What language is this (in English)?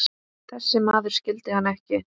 Icelandic